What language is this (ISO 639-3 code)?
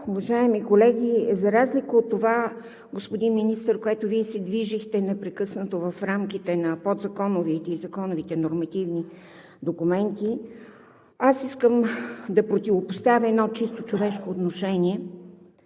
bul